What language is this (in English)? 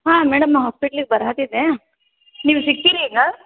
Kannada